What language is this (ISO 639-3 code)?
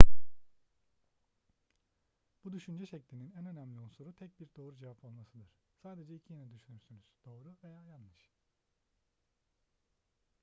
tur